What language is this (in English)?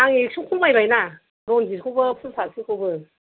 Bodo